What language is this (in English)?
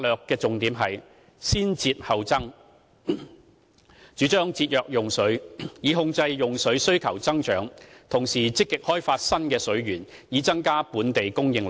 Cantonese